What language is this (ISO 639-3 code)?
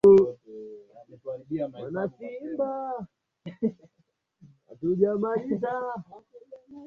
swa